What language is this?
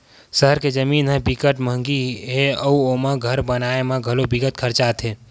Chhattisgarhi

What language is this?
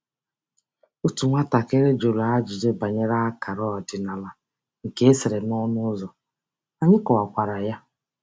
Igbo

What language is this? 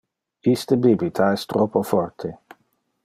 Interlingua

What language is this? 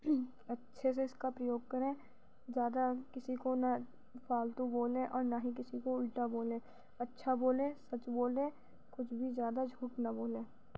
Urdu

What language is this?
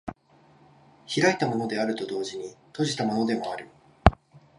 Japanese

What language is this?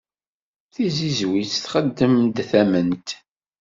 Kabyle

